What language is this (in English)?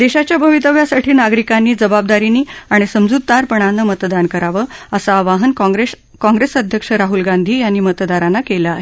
Marathi